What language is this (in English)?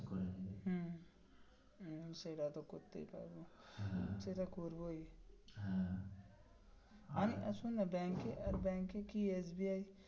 Bangla